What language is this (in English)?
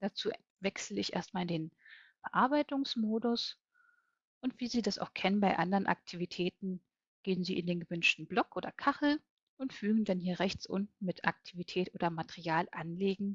German